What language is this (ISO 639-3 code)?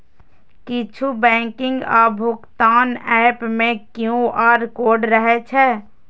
mai